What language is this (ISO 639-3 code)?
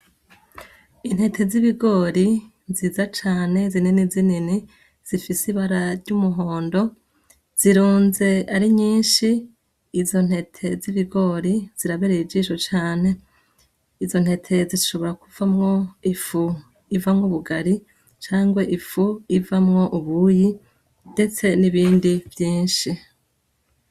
run